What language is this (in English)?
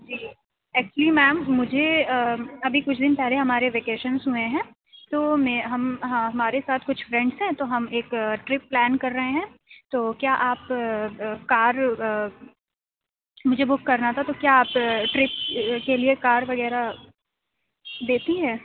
Urdu